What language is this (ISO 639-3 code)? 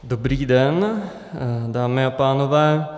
ces